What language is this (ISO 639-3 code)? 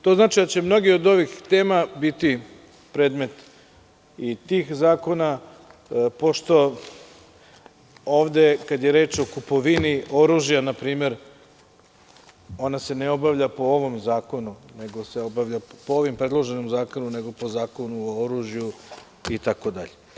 srp